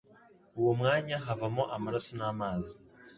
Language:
Kinyarwanda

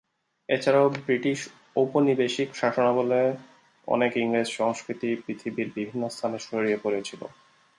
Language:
Bangla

